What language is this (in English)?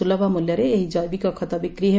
Odia